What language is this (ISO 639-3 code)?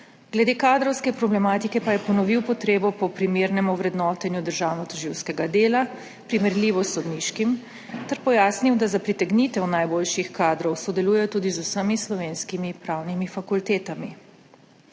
slv